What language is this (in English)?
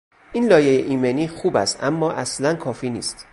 Persian